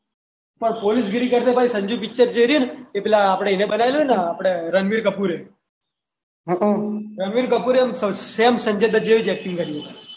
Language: Gujarati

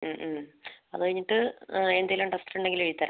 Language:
Malayalam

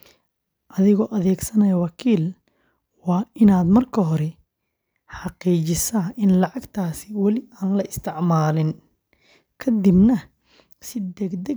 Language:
Somali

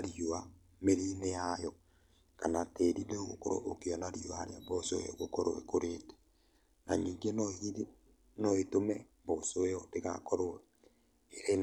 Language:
Kikuyu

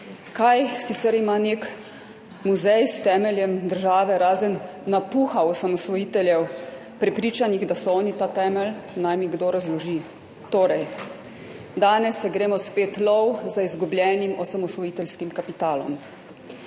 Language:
Slovenian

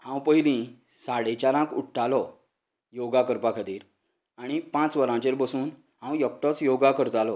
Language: Konkani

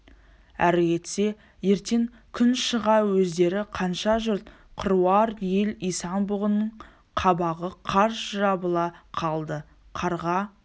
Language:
Kazakh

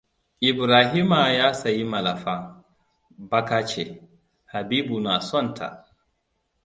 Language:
Hausa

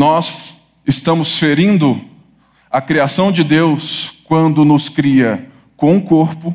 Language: Portuguese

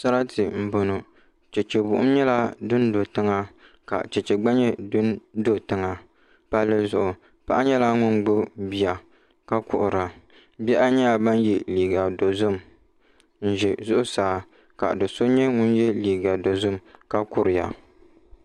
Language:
Dagbani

